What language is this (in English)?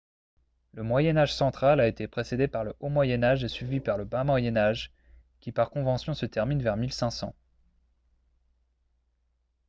French